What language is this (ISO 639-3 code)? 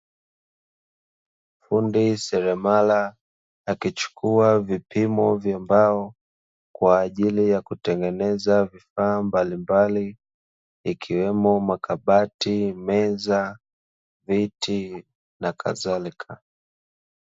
swa